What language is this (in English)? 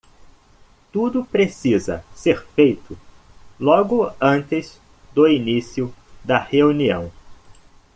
Portuguese